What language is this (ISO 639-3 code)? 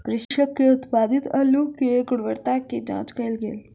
mai